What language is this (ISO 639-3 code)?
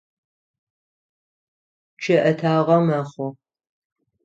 ady